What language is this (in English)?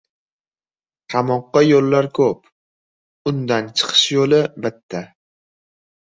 Uzbek